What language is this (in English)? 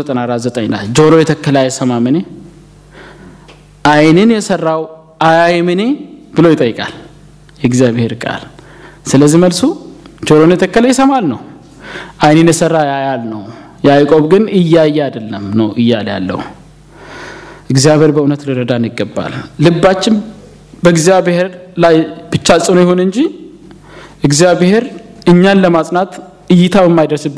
Amharic